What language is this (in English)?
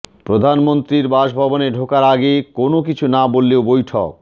Bangla